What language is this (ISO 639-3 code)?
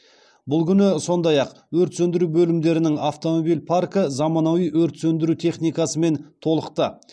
kaz